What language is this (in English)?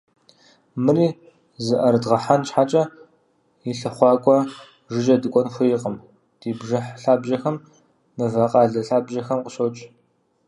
Kabardian